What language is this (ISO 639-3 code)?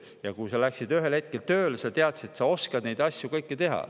est